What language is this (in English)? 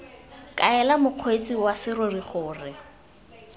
Tswana